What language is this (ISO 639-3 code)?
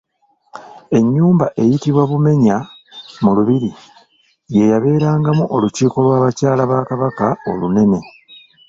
lug